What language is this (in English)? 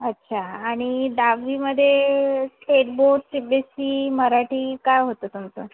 Marathi